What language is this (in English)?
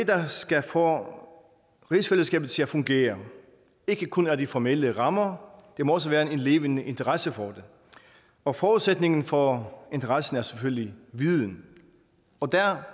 Danish